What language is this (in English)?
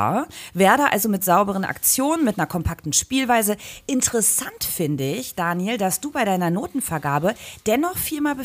German